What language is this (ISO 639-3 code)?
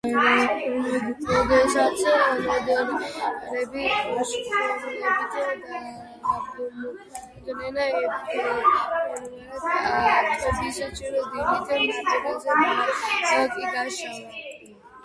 kat